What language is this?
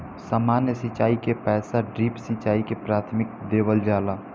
Bhojpuri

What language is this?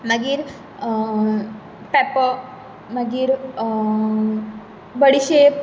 Konkani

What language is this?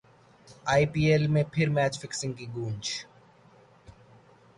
Urdu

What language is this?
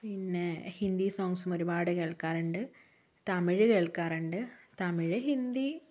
Malayalam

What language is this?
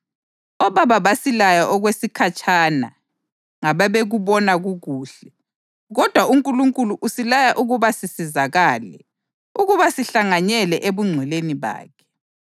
North Ndebele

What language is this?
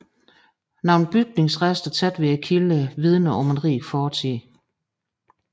Danish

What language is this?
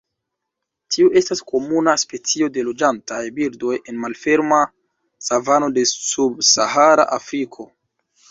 Esperanto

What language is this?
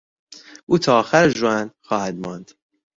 Persian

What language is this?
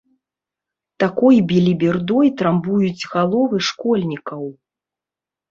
Belarusian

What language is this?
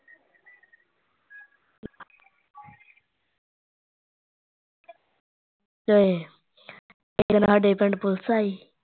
Punjabi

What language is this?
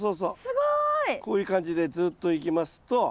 Japanese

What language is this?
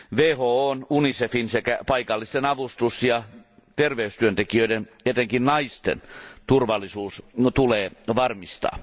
Finnish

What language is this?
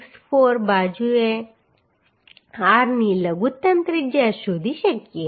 Gujarati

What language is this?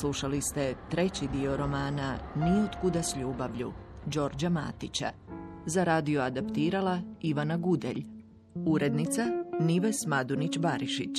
Croatian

